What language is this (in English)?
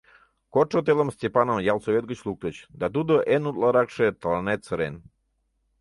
Mari